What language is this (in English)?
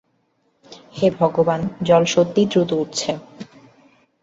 Bangla